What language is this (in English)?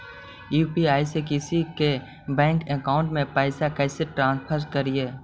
Magahi